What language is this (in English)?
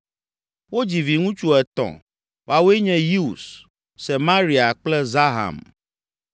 Ewe